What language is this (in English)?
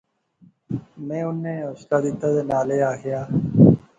Pahari-Potwari